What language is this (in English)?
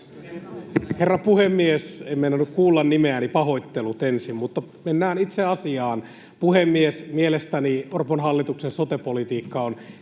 Finnish